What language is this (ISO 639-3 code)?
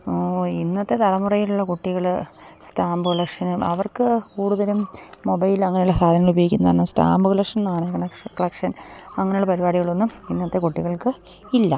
mal